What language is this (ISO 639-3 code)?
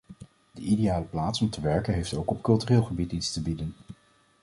nld